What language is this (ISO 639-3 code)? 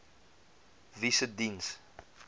afr